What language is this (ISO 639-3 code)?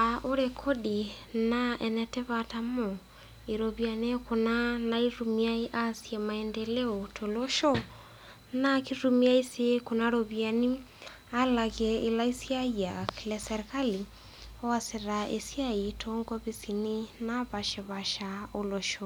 mas